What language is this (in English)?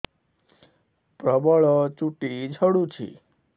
Odia